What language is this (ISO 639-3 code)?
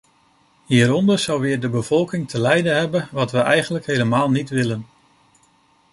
nld